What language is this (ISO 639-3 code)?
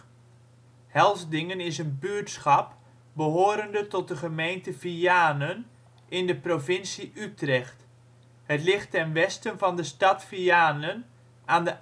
nld